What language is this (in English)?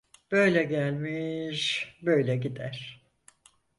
Turkish